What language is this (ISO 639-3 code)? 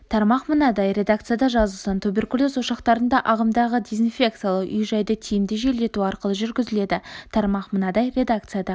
kaz